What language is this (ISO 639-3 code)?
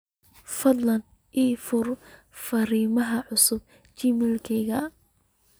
som